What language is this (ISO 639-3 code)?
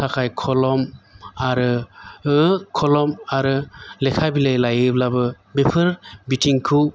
brx